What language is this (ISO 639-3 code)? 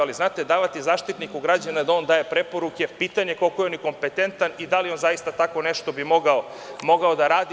srp